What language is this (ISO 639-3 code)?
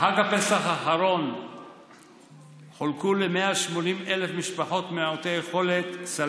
heb